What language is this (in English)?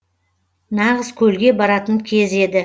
Kazakh